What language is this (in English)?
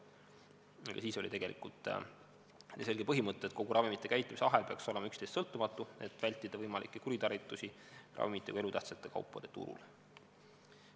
Estonian